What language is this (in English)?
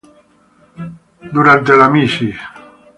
Spanish